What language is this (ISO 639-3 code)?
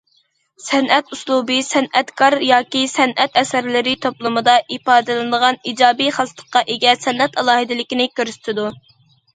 uig